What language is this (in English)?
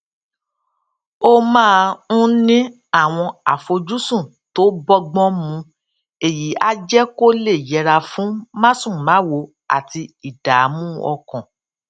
Yoruba